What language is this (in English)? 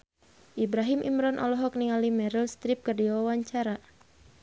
Sundanese